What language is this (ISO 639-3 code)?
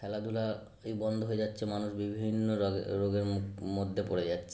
ben